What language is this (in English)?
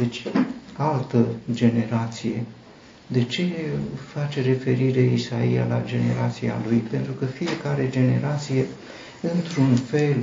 Romanian